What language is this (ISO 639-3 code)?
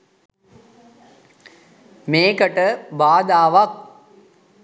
sin